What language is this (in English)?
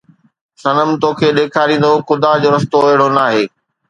Sindhi